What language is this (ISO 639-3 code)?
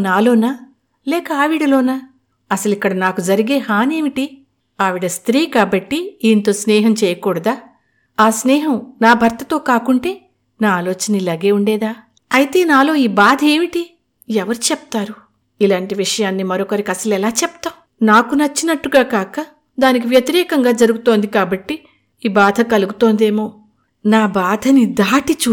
tel